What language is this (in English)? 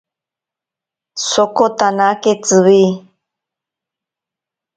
Ashéninka Perené